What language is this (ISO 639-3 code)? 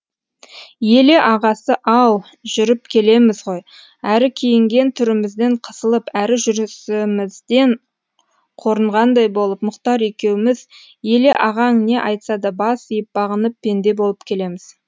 kaz